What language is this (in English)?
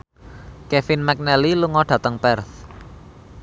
Javanese